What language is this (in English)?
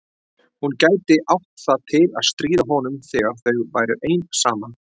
Icelandic